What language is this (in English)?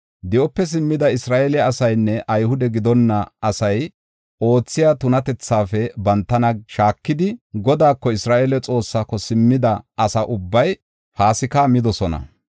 Gofa